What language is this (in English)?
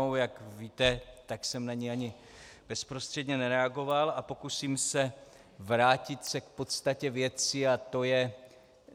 Czech